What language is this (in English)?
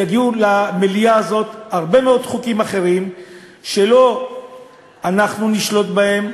Hebrew